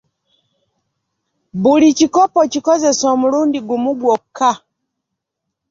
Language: Ganda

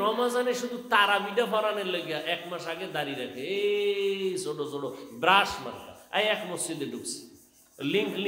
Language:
Arabic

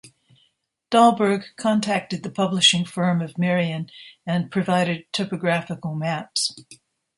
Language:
English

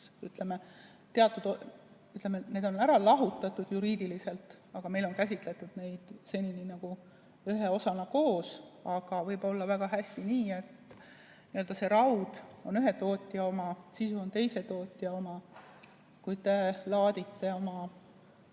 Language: Estonian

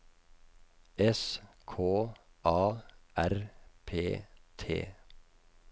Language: Norwegian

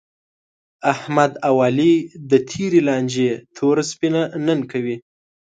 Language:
Pashto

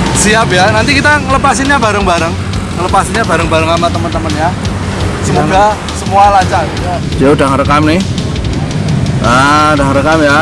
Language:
Indonesian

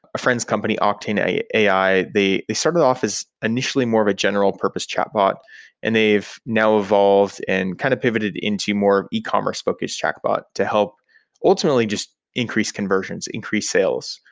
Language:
English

